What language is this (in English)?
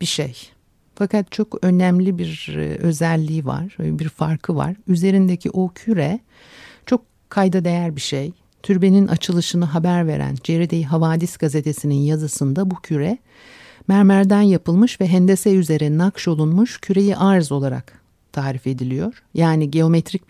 Turkish